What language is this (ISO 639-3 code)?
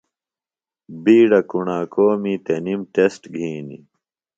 phl